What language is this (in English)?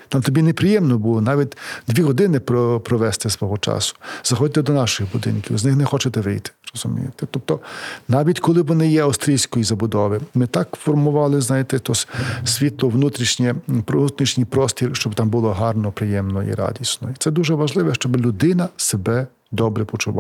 Ukrainian